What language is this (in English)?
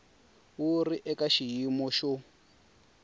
Tsonga